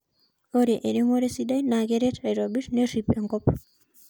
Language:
Masai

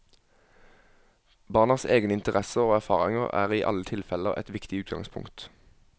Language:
Norwegian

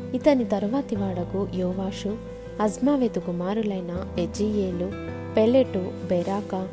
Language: Telugu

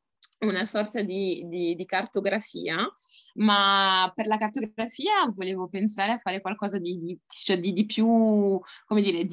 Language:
Italian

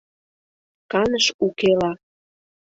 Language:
Mari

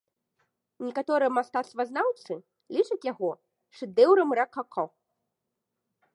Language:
Belarusian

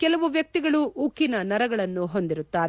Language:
Kannada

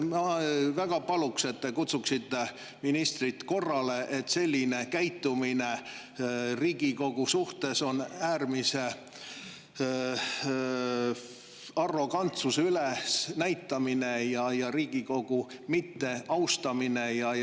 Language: Estonian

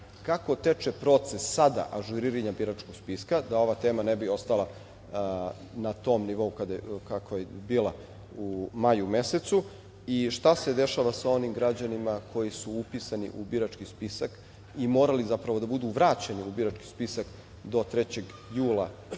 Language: Serbian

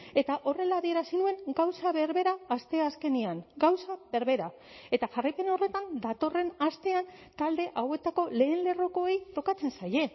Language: Basque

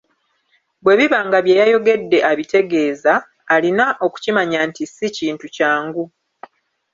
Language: Ganda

